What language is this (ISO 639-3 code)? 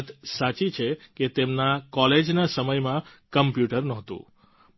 guj